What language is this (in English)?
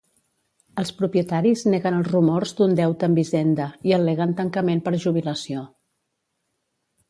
Catalan